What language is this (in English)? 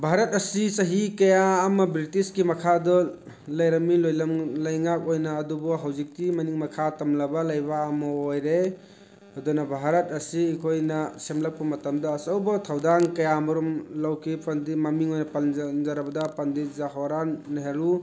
Manipuri